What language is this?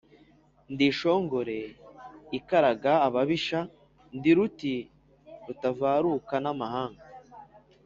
Kinyarwanda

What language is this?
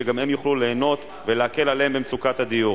Hebrew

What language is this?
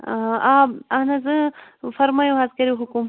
Kashmiri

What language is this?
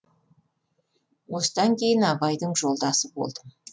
Kazakh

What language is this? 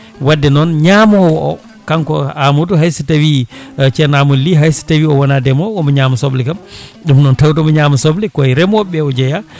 Fula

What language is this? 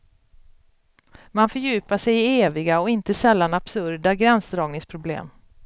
Swedish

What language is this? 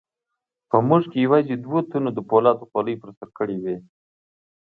Pashto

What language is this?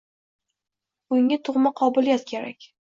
Uzbek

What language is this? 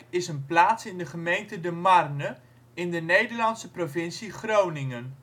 Dutch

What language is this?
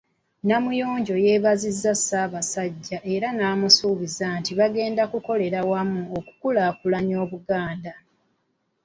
Ganda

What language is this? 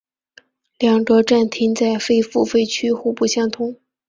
Chinese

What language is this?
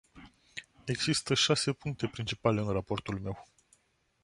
Romanian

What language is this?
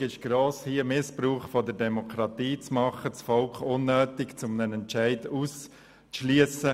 Swiss German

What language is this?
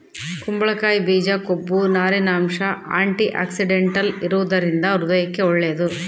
Kannada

